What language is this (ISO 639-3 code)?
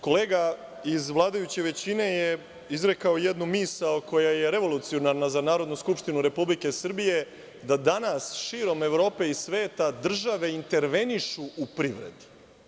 srp